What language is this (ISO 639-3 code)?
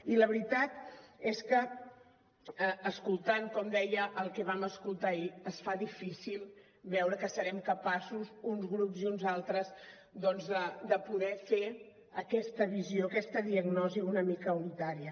cat